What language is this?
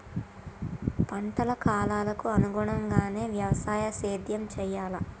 Telugu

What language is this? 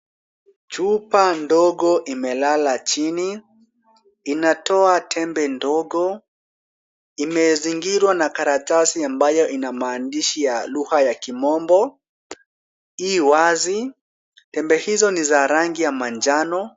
Swahili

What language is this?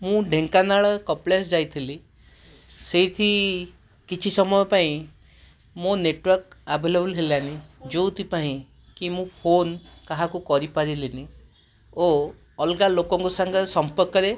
Odia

